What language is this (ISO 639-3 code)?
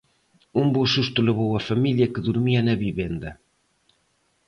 glg